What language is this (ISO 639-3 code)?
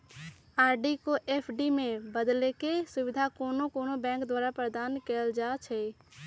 mag